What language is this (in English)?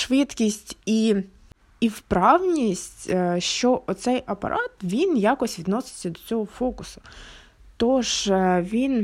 Ukrainian